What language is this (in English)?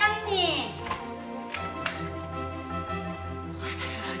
Indonesian